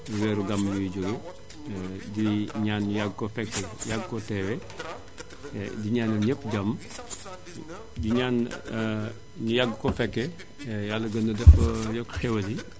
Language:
Wolof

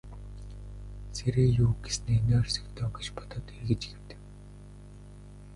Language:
Mongolian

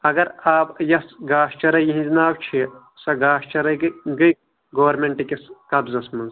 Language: Kashmiri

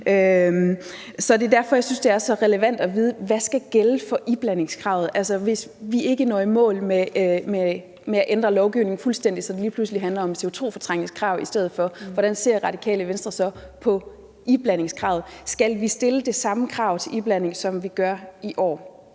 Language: Danish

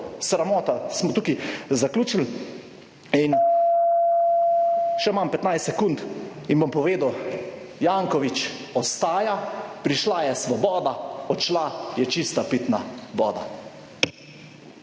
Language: Slovenian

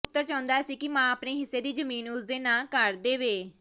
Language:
Punjabi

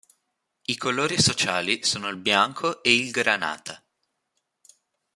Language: Italian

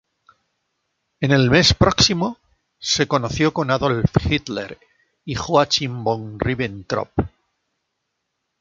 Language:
Spanish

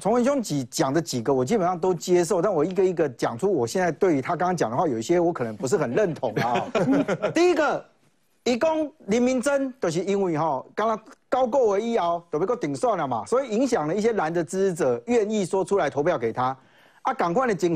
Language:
Chinese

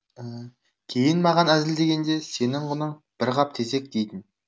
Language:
Kazakh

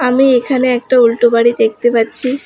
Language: Bangla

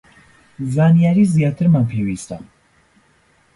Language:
Central Kurdish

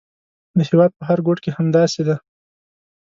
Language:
Pashto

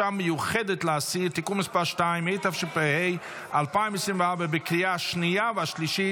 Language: Hebrew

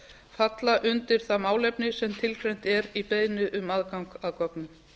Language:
Icelandic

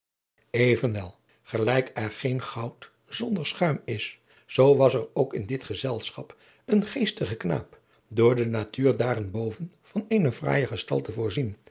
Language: Dutch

